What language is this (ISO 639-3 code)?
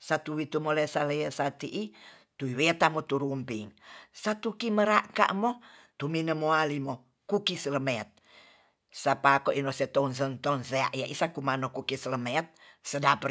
txs